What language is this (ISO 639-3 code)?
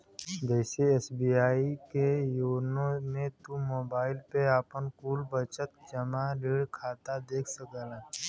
bho